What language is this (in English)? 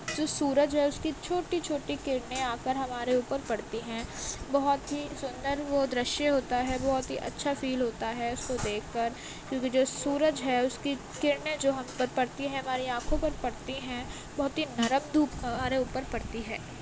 Urdu